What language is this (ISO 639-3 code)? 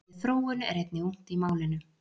isl